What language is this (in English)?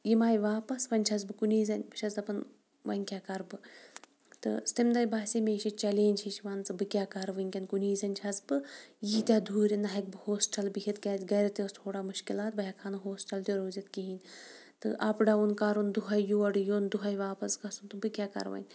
Kashmiri